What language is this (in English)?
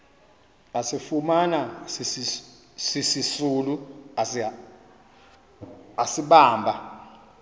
Xhosa